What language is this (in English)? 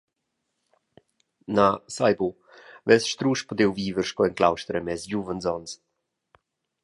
Romansh